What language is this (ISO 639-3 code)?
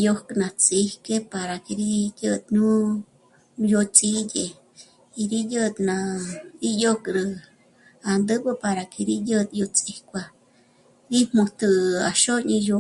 mmc